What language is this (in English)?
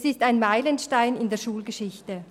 Swiss German